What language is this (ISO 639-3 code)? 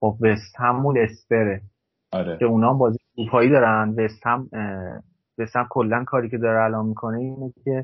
fas